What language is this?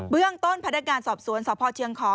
Thai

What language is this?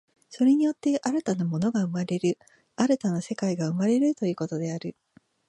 Japanese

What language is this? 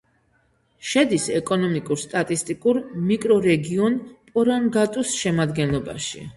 Georgian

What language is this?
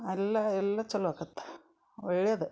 Kannada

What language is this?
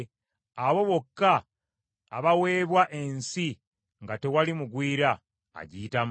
Ganda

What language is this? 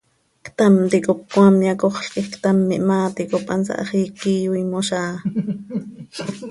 Seri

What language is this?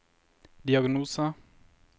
Norwegian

